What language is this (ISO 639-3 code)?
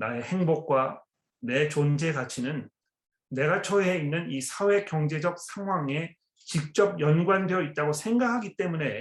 kor